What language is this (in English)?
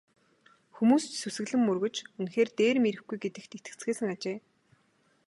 Mongolian